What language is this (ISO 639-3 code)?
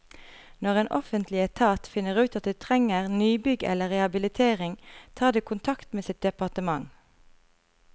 nor